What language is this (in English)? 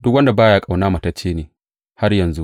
Hausa